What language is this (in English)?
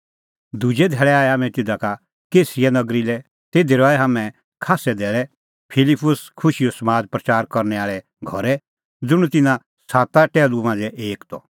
Kullu Pahari